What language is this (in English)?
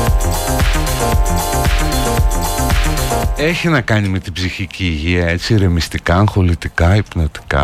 Greek